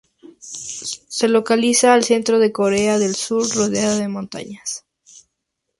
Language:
Spanish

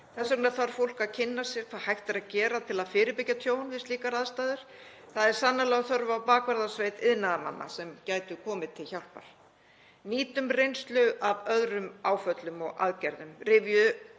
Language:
Icelandic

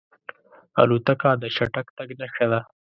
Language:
Pashto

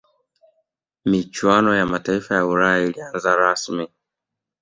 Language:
Swahili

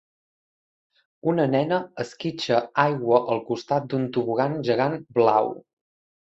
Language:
Catalan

